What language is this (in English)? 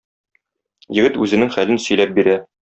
Tatar